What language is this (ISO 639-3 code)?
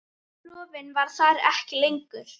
isl